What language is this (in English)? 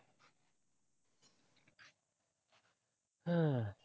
Tamil